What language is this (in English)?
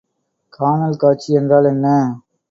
Tamil